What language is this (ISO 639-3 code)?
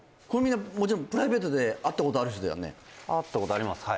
jpn